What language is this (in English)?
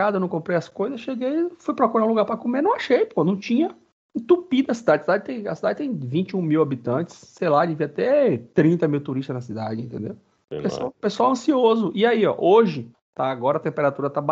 Portuguese